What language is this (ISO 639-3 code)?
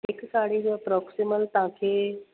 snd